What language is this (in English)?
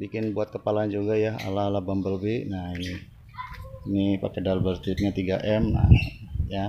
Indonesian